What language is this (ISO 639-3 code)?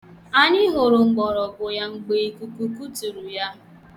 ibo